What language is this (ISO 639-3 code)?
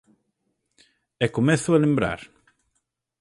glg